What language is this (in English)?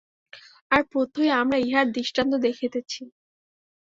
Bangla